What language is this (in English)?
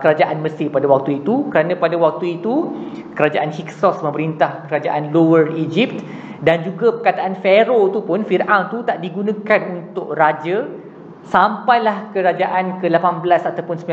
Malay